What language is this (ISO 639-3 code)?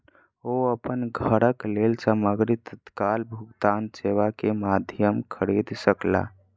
mai